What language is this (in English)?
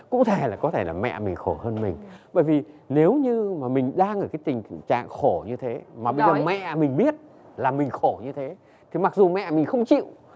Vietnamese